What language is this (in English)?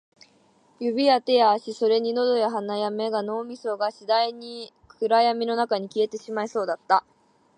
Japanese